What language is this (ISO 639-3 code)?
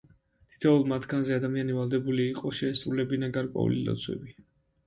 kat